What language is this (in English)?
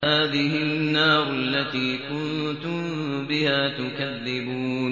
Arabic